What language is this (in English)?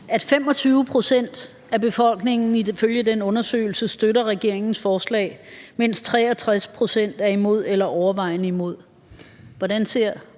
Danish